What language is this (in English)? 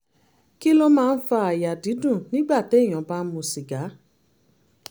Yoruba